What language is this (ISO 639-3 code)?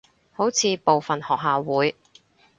yue